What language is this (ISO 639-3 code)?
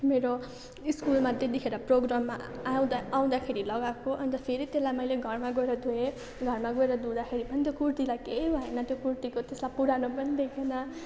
nep